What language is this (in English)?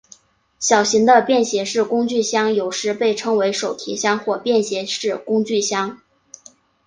Chinese